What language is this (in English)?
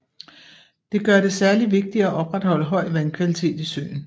Danish